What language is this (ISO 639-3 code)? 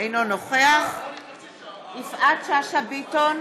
heb